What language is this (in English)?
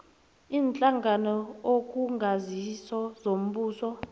South Ndebele